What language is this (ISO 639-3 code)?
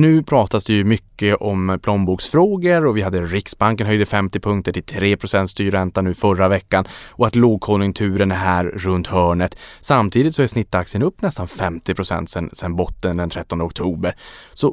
swe